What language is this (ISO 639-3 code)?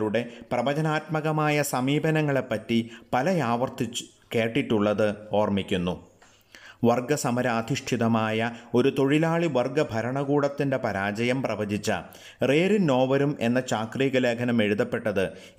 mal